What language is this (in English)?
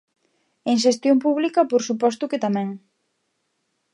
Galician